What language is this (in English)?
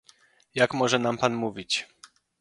Polish